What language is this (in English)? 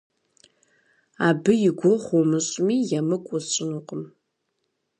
Kabardian